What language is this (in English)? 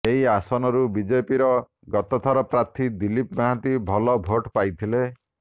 Odia